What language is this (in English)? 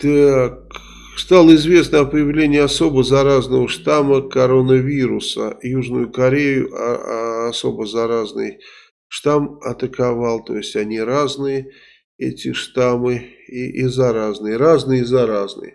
Russian